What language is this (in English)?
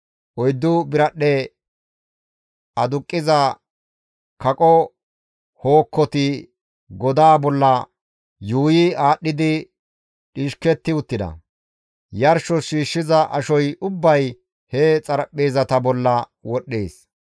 Gamo